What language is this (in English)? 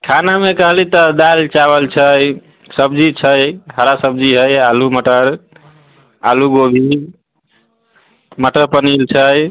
Maithili